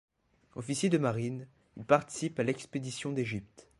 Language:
French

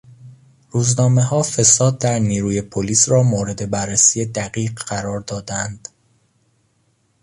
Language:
Persian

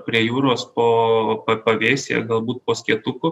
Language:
Lithuanian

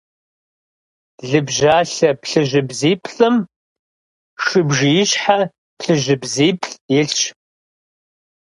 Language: Kabardian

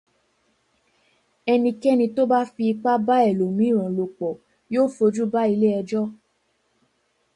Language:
Yoruba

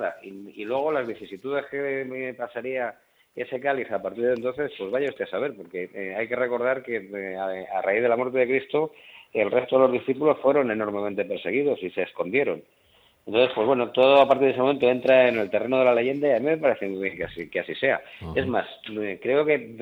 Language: Spanish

